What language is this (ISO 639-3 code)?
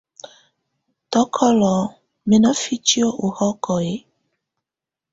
tvu